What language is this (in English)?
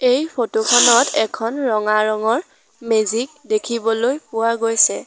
Assamese